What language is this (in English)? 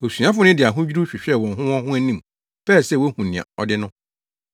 Akan